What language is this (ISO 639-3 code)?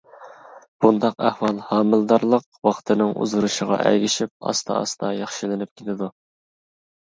uig